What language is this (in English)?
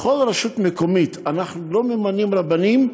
Hebrew